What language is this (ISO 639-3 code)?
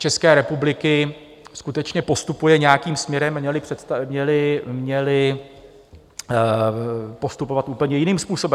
ces